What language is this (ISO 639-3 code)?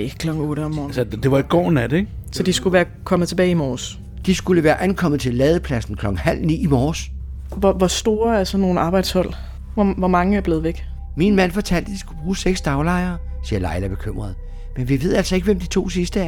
dan